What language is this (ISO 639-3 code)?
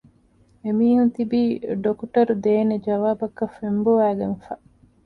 div